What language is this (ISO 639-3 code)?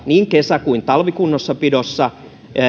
fin